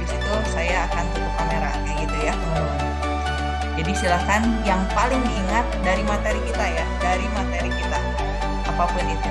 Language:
Indonesian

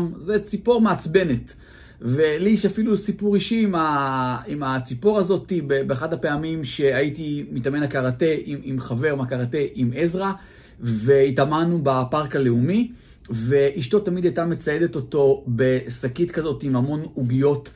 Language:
Hebrew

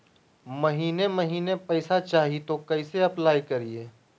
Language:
Magahi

